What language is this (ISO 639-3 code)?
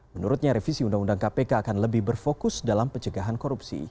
ind